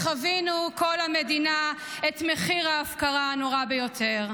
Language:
Hebrew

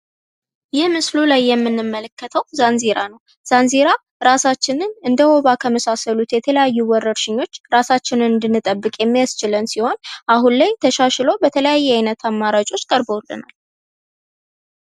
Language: Amharic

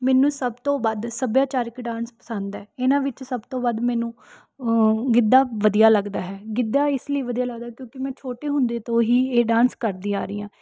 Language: Punjabi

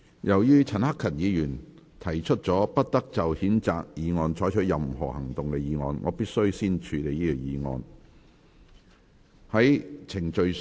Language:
Cantonese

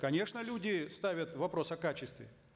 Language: Kazakh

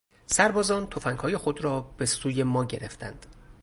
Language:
Persian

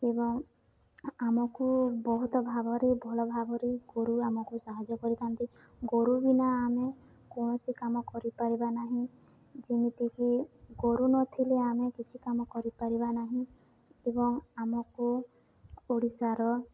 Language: Odia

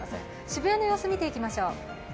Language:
Japanese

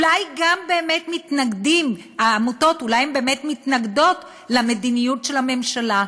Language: Hebrew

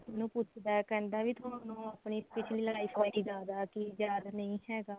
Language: Punjabi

